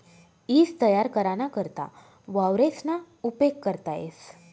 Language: Marathi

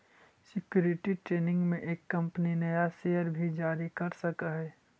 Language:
Magahi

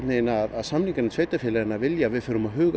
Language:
Icelandic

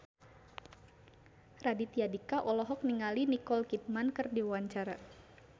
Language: Sundanese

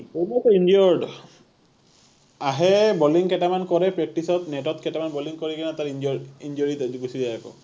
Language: Assamese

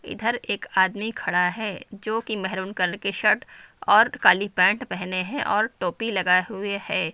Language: Hindi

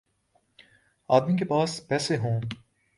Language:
Urdu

